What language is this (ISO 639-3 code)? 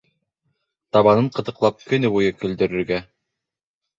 bak